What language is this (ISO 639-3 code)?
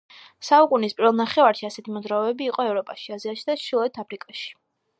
kat